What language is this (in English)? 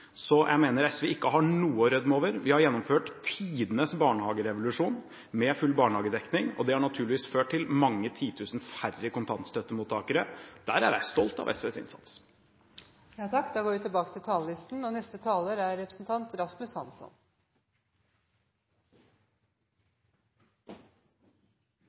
Norwegian Bokmål